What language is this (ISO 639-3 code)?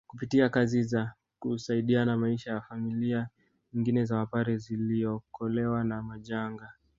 swa